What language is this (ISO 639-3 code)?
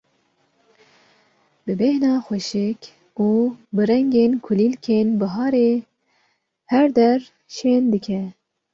kur